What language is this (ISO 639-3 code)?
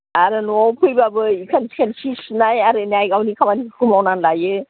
brx